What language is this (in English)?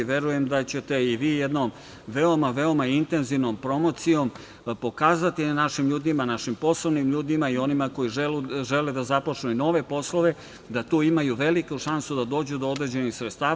Serbian